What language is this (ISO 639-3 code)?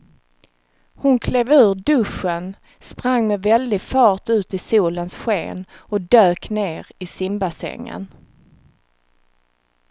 swe